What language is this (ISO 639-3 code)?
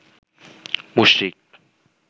ben